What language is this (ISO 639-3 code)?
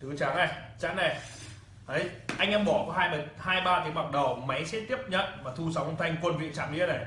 vie